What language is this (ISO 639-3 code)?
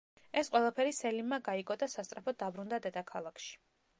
kat